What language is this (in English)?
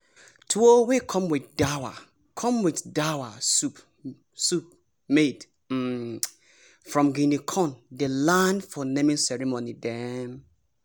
Nigerian Pidgin